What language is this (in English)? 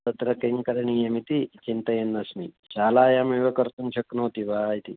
Sanskrit